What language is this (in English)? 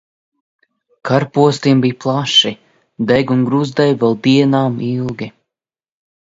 Latvian